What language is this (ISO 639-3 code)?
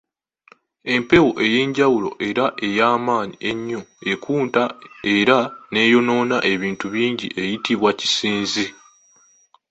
lug